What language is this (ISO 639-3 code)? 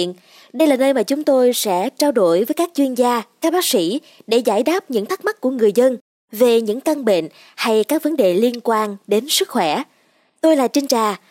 vie